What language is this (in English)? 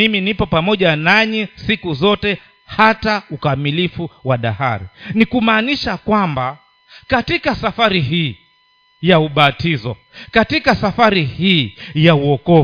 Swahili